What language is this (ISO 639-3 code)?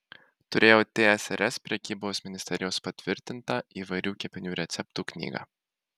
lit